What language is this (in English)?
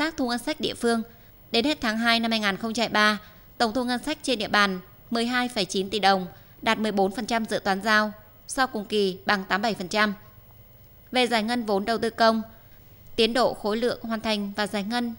Vietnamese